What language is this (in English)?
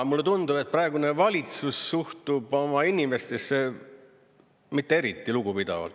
Estonian